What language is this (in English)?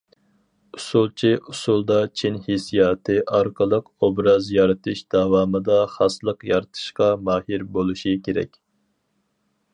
Uyghur